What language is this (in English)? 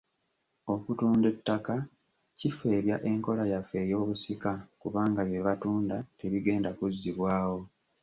Ganda